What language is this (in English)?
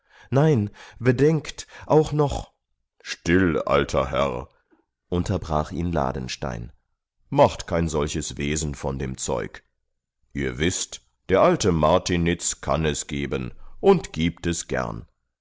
German